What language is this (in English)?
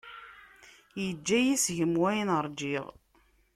Kabyle